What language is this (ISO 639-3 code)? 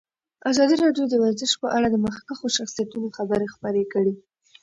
pus